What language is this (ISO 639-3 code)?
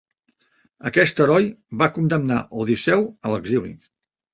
cat